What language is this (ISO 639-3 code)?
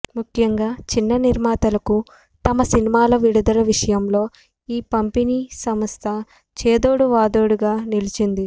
tel